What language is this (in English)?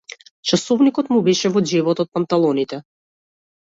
Macedonian